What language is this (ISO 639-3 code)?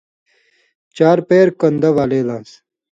mvy